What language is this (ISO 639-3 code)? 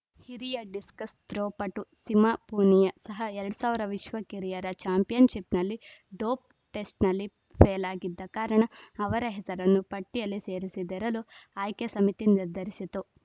kan